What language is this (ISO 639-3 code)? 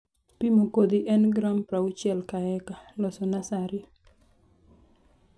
luo